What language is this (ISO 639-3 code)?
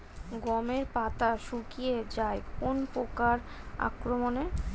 ben